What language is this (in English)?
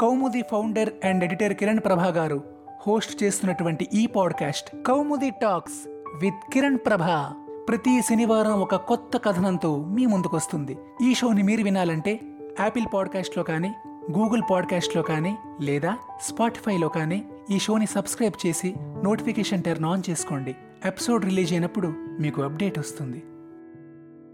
Telugu